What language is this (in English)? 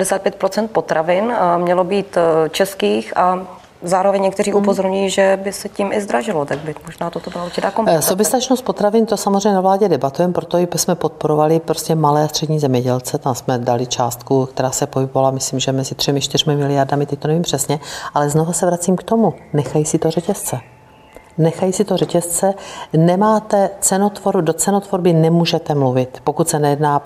Czech